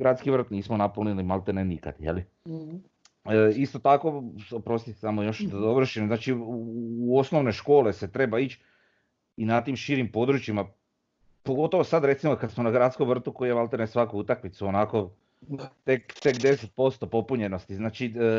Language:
Croatian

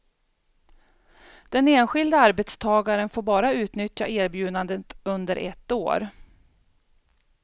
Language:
Swedish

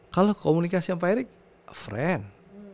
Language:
Indonesian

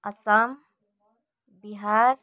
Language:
Nepali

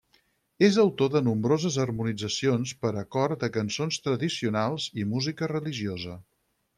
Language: Catalan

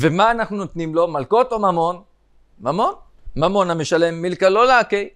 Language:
Hebrew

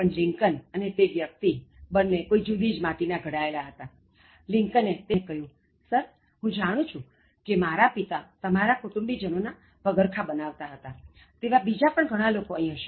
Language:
Gujarati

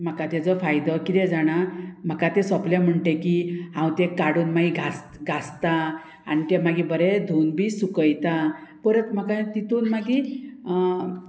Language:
Konkani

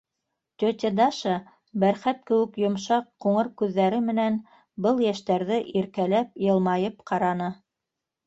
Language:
Bashkir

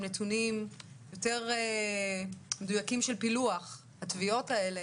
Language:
Hebrew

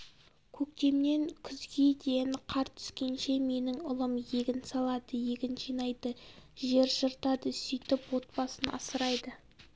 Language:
Kazakh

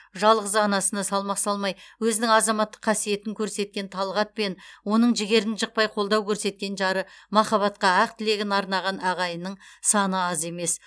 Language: Kazakh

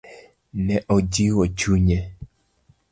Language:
Luo (Kenya and Tanzania)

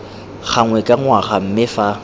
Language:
Tswana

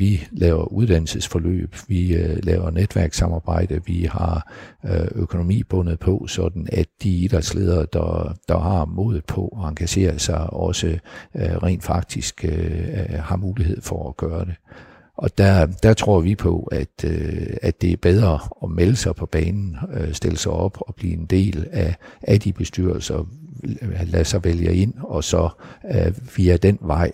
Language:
Danish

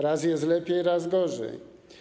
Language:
Polish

